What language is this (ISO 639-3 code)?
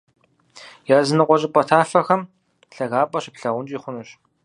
kbd